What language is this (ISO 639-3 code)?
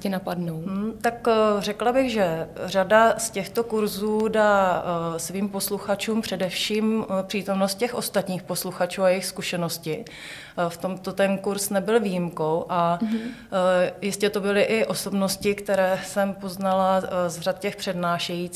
ces